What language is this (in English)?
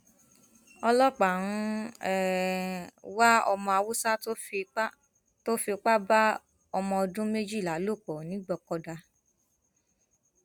Yoruba